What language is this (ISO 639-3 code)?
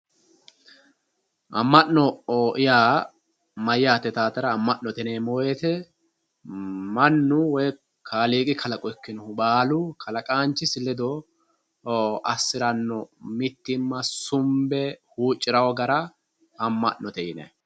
sid